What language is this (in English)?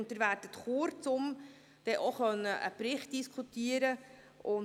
Swiss German